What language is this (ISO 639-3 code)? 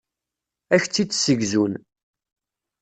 kab